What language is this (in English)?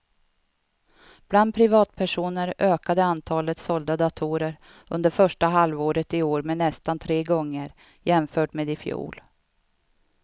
Swedish